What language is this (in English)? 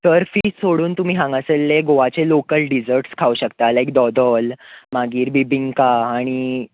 Konkani